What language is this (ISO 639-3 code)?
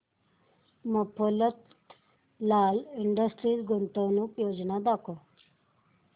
mar